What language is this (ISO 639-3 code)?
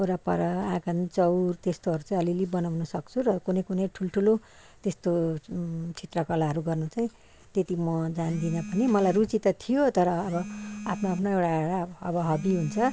nep